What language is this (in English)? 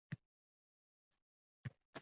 Uzbek